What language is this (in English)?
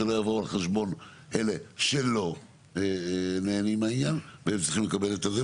Hebrew